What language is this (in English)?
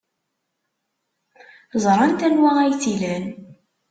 Kabyle